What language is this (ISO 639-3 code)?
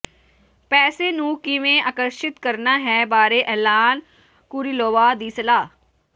pan